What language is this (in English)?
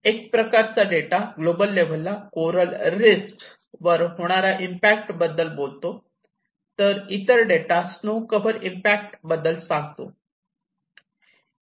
Marathi